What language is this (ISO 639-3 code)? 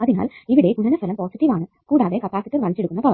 mal